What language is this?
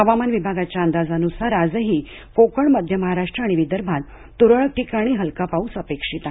Marathi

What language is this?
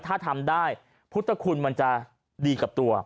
Thai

